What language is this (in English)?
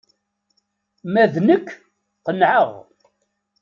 Kabyle